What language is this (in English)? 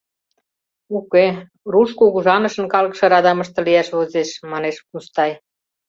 Mari